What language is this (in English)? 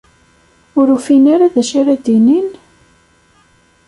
Kabyle